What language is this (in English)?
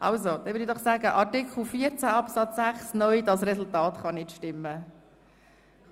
Swiss German